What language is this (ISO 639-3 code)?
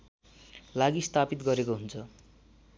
nep